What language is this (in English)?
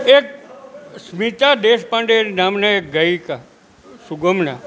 Gujarati